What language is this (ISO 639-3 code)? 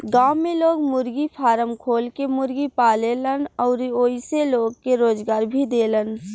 bho